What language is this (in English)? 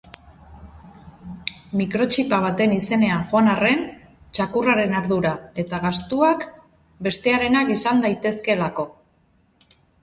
Basque